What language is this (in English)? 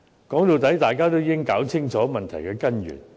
Cantonese